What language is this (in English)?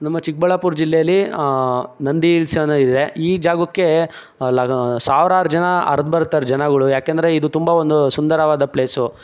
Kannada